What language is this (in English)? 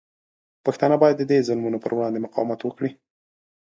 Pashto